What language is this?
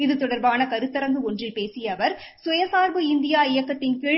Tamil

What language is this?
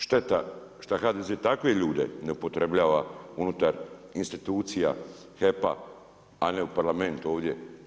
Croatian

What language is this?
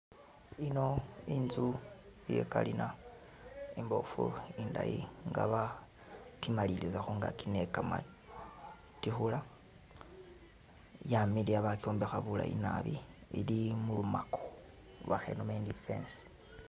Masaaba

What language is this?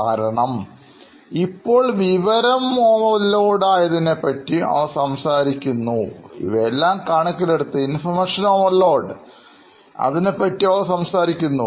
Malayalam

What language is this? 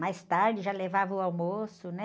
Portuguese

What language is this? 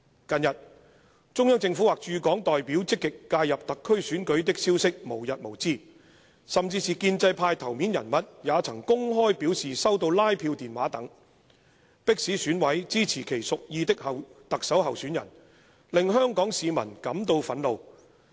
Cantonese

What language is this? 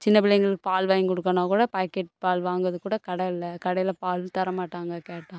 Tamil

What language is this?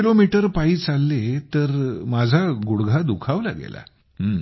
Marathi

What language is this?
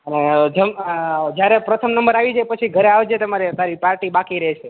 Gujarati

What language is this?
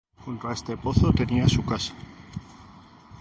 Spanish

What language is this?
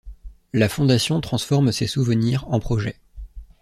French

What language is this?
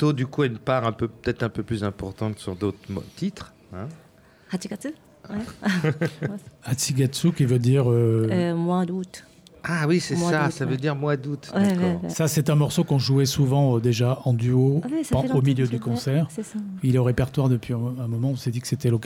French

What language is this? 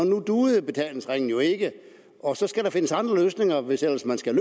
Danish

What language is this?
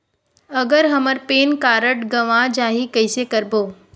Chhattisgarhi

